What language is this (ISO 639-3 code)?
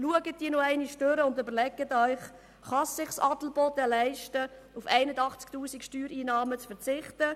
gsw